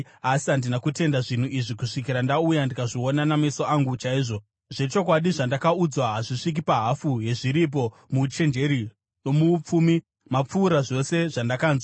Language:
Shona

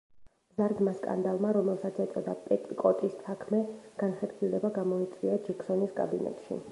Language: Georgian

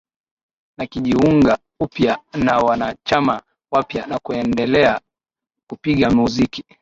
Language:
Swahili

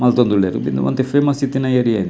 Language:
Tulu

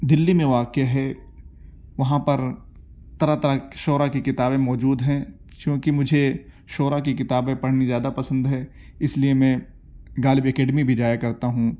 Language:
Urdu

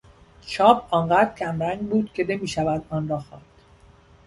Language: Persian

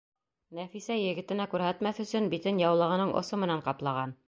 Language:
Bashkir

